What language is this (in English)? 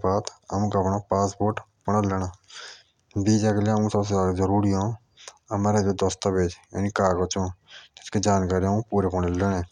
Jaunsari